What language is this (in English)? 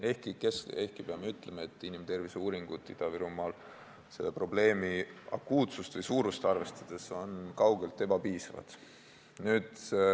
Estonian